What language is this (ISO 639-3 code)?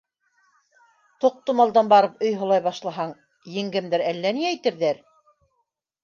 bak